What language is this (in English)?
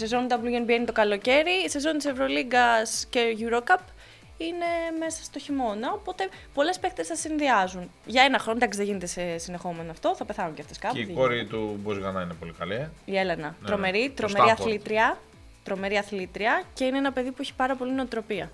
Greek